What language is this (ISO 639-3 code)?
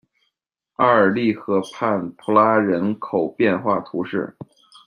zho